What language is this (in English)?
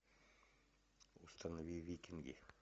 Russian